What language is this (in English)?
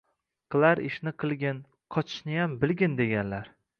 Uzbek